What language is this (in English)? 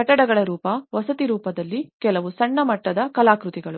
Kannada